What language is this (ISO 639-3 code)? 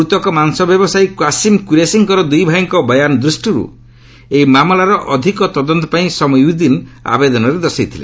ori